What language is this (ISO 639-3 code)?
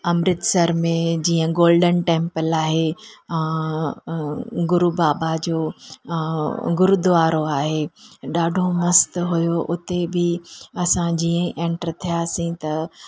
snd